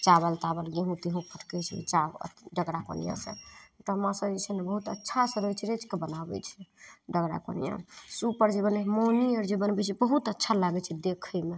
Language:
Maithili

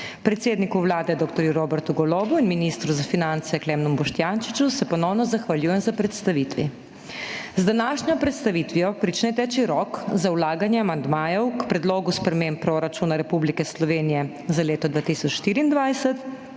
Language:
Slovenian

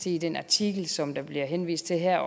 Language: Danish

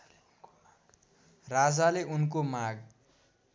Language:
Nepali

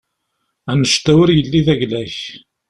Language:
Kabyle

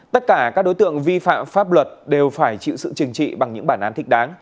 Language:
Vietnamese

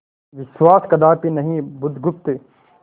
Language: Hindi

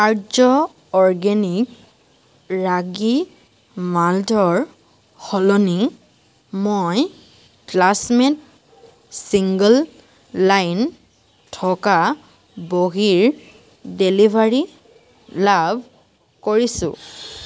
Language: Assamese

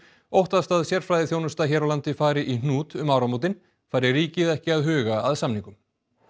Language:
Icelandic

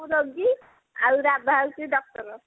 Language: Odia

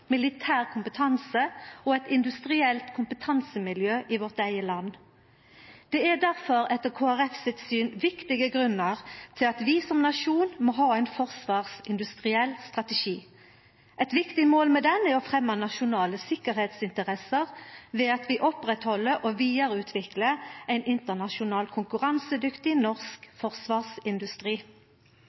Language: Norwegian Nynorsk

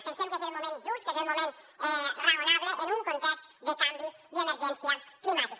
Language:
Catalan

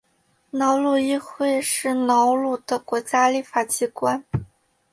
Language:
Chinese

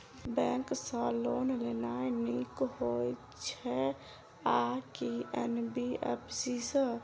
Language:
Maithili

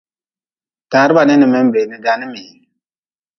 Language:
Nawdm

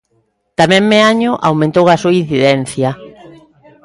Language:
Galician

